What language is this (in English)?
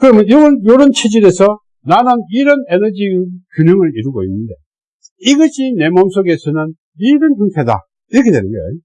Korean